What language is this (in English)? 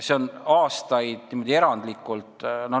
Estonian